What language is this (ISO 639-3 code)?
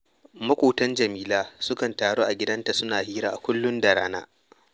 hau